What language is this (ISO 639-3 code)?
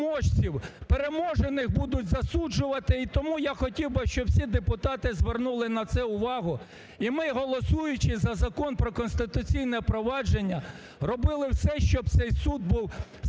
ukr